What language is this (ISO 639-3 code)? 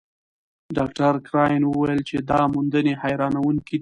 pus